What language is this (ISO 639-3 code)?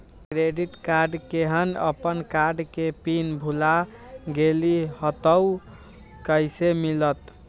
mag